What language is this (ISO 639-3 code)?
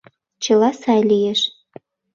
chm